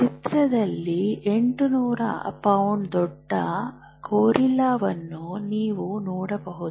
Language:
Kannada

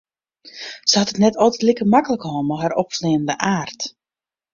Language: Western Frisian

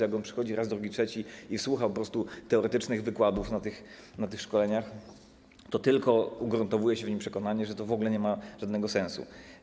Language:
Polish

